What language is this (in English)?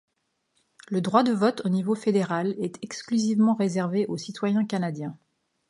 French